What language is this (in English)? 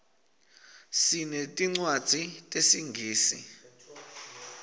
Swati